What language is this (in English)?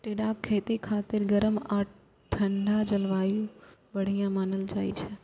Maithili